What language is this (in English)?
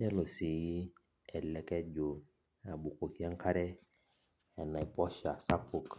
Masai